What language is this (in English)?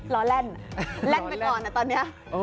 Thai